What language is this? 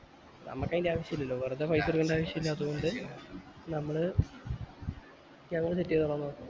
Malayalam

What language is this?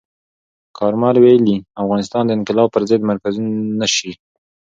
Pashto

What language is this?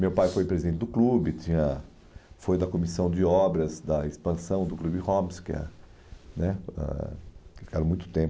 Portuguese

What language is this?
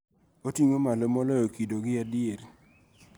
Luo (Kenya and Tanzania)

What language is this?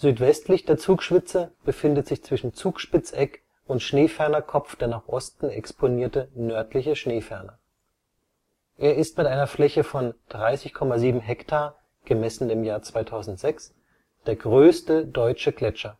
German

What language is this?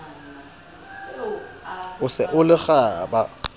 Southern Sotho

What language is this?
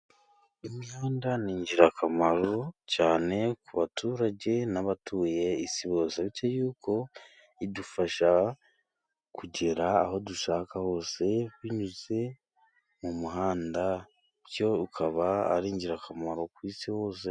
Kinyarwanda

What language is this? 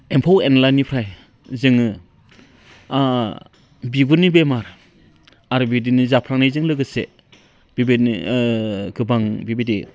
Bodo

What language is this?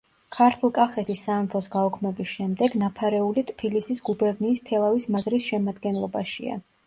Georgian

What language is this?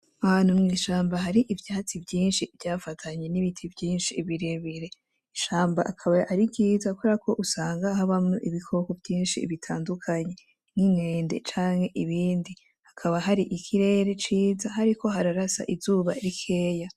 Rundi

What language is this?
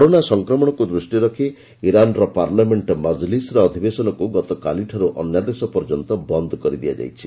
Odia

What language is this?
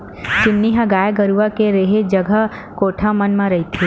Chhattisgarhi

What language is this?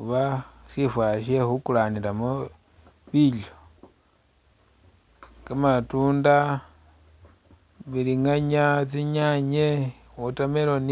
Masaaba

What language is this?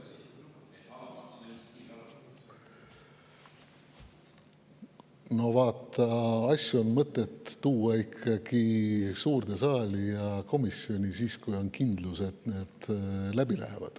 Estonian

